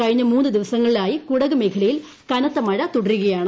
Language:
Malayalam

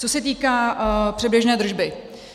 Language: Czech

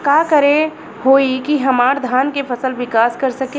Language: Bhojpuri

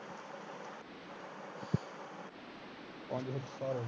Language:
Punjabi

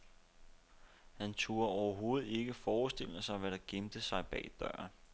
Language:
Danish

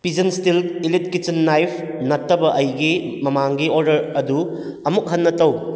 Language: Manipuri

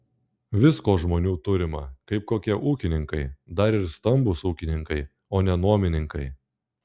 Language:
Lithuanian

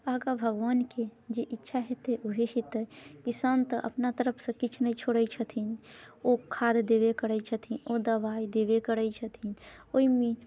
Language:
Maithili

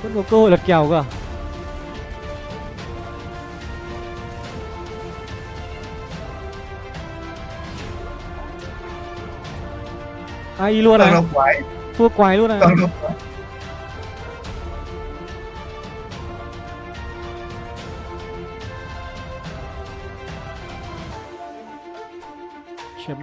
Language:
Vietnamese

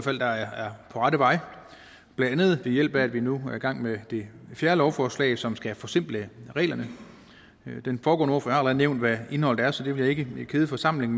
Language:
Danish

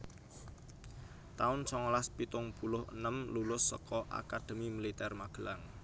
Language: Javanese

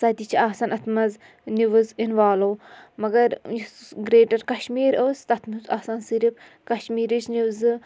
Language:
Kashmiri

